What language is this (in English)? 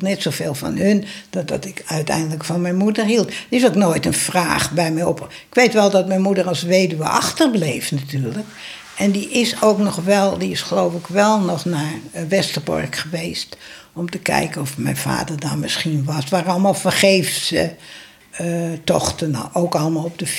Dutch